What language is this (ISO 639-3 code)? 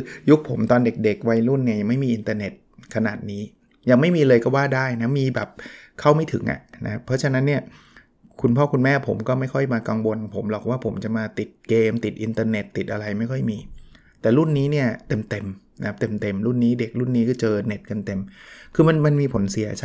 tha